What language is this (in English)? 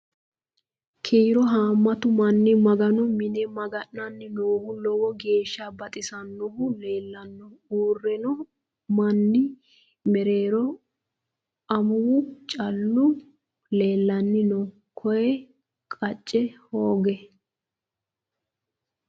Sidamo